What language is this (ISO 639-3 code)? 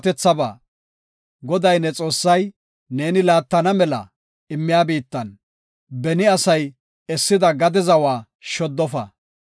gof